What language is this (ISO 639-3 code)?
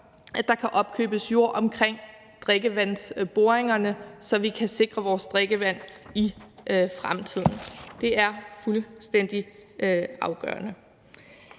dan